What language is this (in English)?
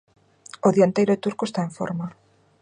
Galician